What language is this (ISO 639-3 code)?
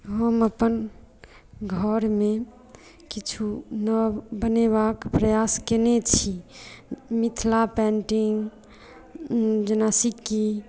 mai